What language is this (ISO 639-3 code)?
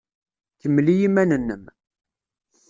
kab